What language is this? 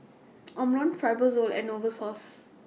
English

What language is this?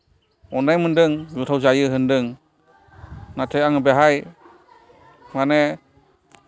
Bodo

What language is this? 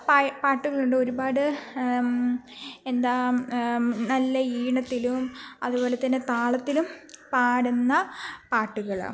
Malayalam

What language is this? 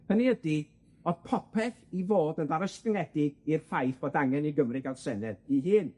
Welsh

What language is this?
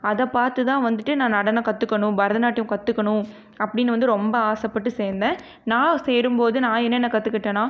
Tamil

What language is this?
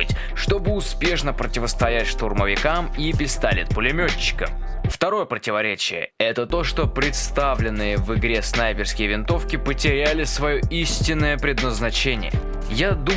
Russian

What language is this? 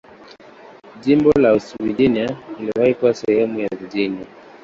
Swahili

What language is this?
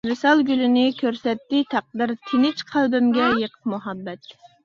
Uyghur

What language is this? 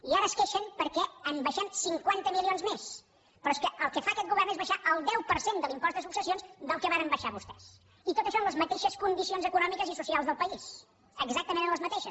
Catalan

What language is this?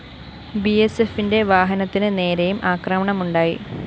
Malayalam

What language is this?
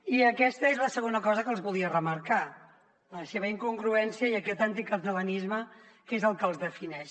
Catalan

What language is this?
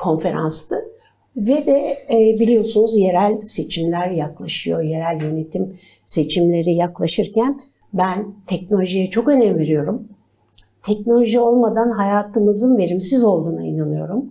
Turkish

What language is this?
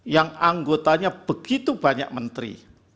Indonesian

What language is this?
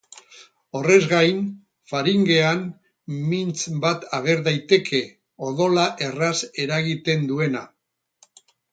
Basque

